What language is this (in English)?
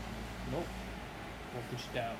English